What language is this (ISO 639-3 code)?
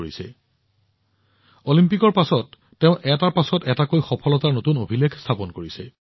asm